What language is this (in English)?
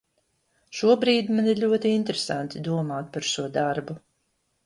Latvian